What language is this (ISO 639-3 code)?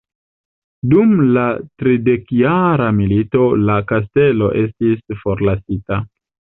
epo